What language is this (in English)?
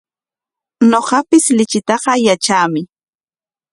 Corongo Ancash Quechua